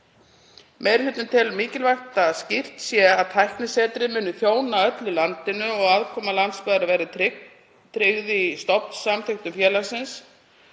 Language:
Icelandic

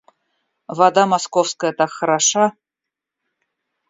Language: Russian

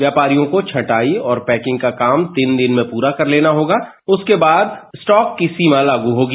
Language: Hindi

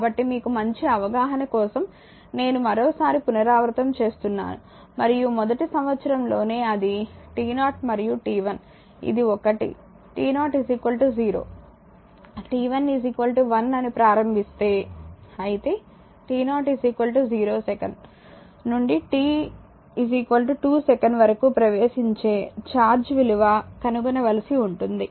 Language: Telugu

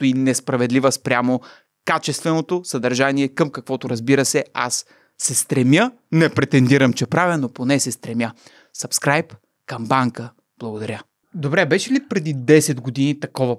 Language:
Bulgarian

